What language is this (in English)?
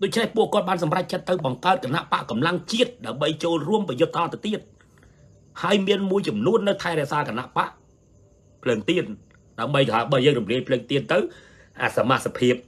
Thai